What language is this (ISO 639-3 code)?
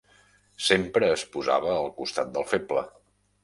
cat